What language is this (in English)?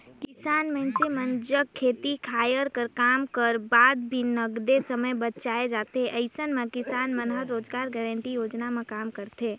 Chhattisgarhi